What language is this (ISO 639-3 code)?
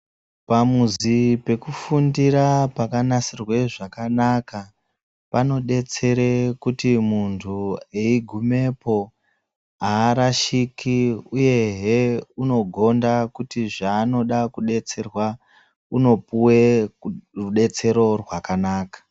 ndc